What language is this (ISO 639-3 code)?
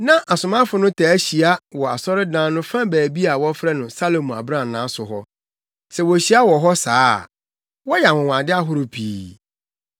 aka